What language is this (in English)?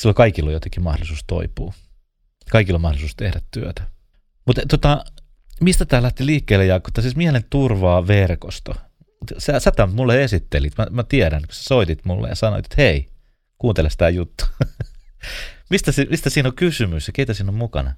Finnish